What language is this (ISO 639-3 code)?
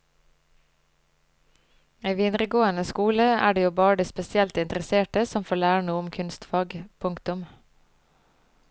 nor